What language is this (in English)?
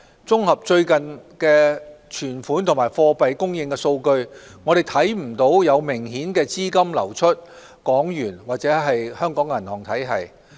Cantonese